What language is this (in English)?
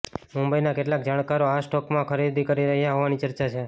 Gujarati